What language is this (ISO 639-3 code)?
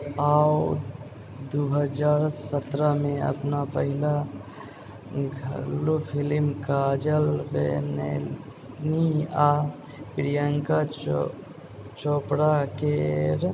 mai